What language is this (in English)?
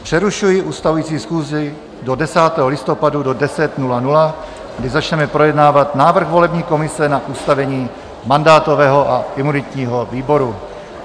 Czech